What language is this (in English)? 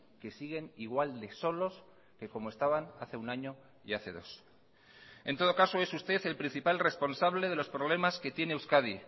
Spanish